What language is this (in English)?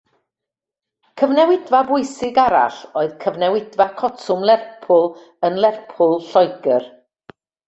Welsh